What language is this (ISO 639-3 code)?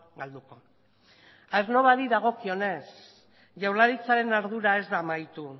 eus